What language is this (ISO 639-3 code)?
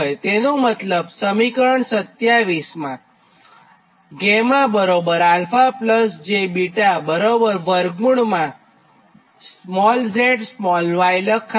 guj